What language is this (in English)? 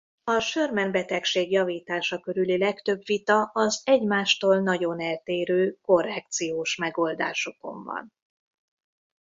Hungarian